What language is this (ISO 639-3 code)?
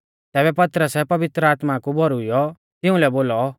bfz